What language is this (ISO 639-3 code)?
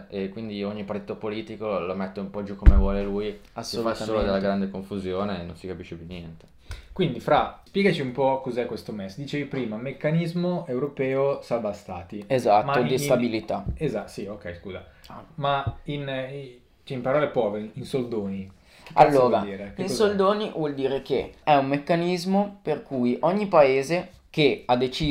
ita